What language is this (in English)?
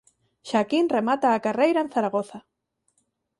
Galician